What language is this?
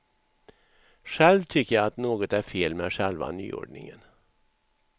Swedish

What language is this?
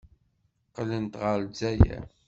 Kabyle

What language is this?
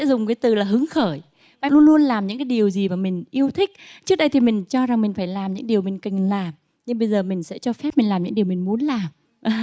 Vietnamese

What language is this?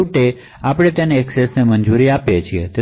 Gujarati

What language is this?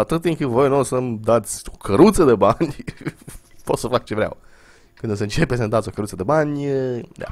Romanian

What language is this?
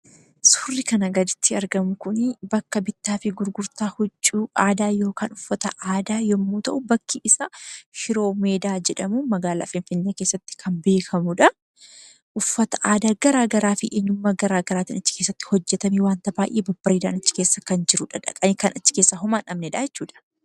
Oromo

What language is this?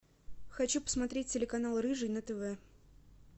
Russian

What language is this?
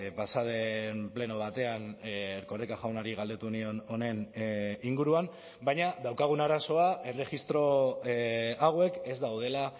Basque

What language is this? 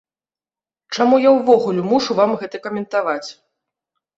Belarusian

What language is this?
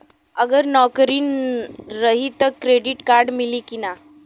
Bhojpuri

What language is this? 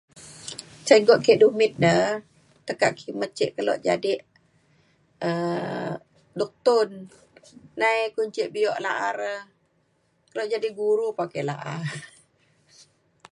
Mainstream Kenyah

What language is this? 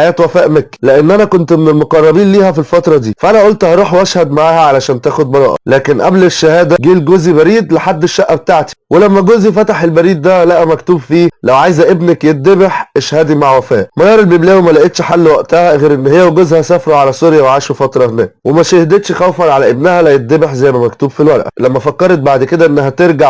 Arabic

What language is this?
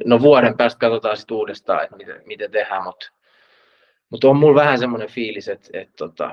Finnish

